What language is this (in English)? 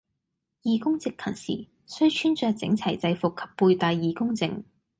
Cantonese